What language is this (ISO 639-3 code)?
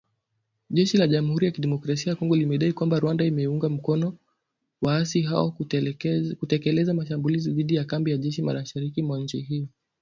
swa